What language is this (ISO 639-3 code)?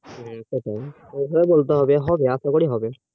ben